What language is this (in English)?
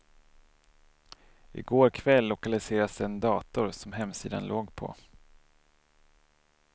Swedish